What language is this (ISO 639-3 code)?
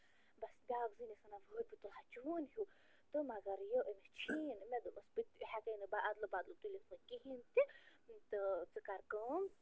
kas